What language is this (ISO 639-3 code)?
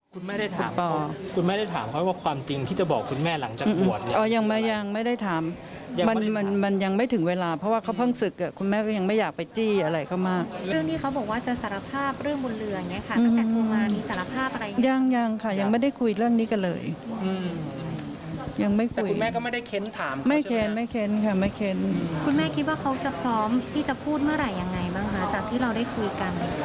tha